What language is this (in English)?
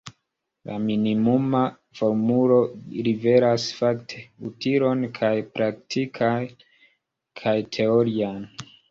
Esperanto